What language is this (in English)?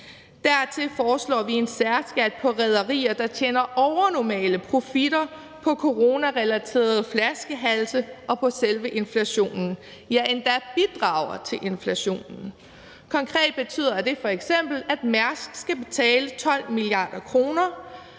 Danish